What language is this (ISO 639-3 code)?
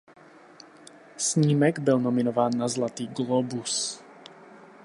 ces